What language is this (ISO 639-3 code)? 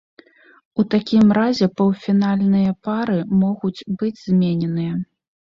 bel